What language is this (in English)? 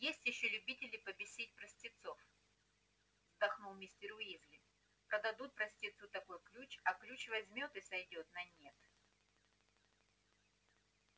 Russian